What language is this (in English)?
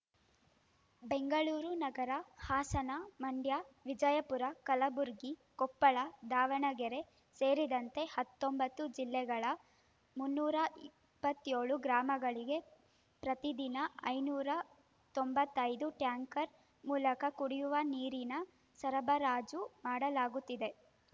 Kannada